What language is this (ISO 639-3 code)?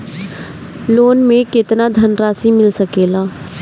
bho